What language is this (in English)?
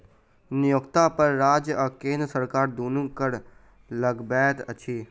Maithili